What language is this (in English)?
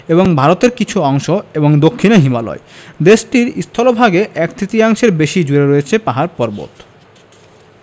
Bangla